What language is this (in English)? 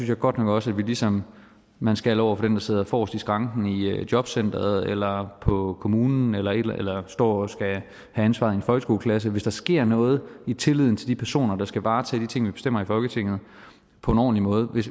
Danish